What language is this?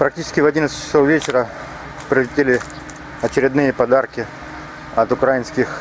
Russian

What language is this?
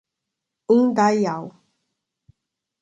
Portuguese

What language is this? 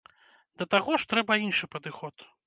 Belarusian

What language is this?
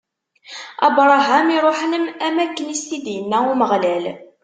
Kabyle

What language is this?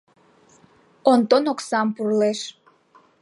Mari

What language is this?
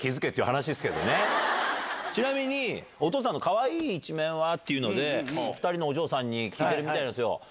Japanese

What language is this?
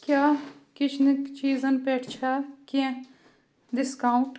Kashmiri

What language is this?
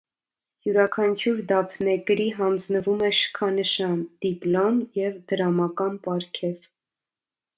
Armenian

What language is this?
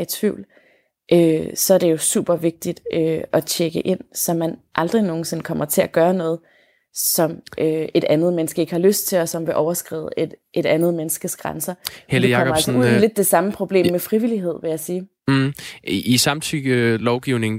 Danish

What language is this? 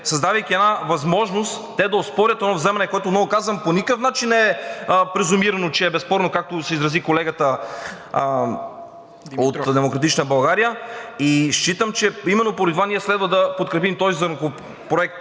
Bulgarian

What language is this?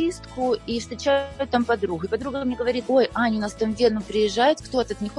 Russian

